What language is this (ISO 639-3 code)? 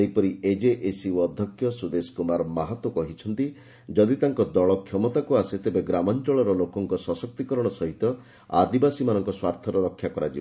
ori